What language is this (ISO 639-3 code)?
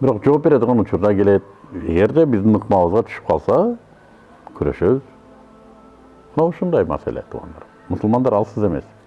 tur